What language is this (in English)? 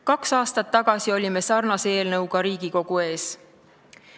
Estonian